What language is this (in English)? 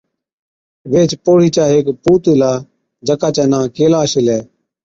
Od